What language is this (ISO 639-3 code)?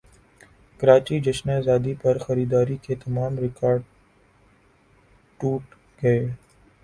urd